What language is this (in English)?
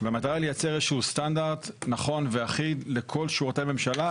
Hebrew